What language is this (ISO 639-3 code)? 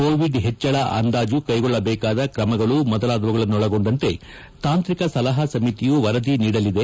kan